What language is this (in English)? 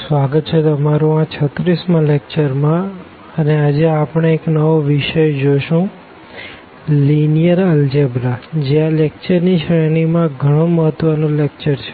Gujarati